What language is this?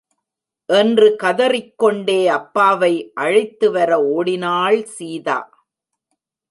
Tamil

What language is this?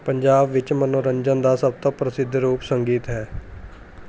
Punjabi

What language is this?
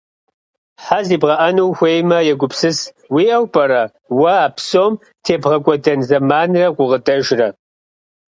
Kabardian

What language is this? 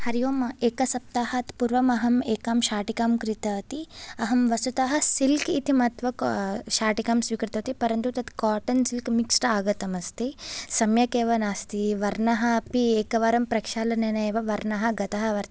Sanskrit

